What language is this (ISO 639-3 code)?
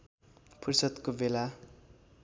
nep